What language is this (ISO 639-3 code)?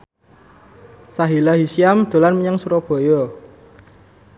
jav